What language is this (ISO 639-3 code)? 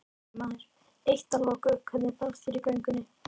isl